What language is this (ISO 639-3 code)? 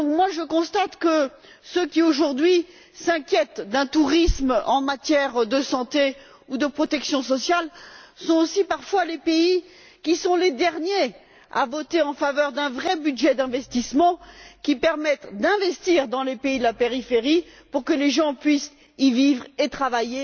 fra